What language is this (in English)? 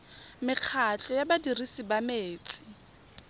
Tswana